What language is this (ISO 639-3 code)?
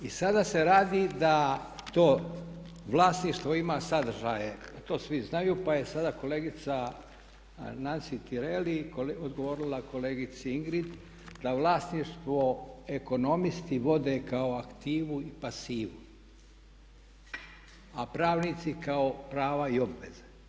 hrv